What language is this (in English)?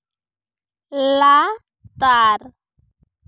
Santali